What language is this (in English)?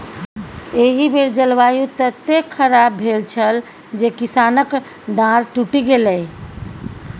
Maithili